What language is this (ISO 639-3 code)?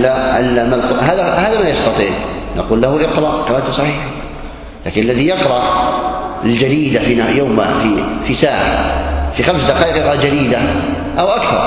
ara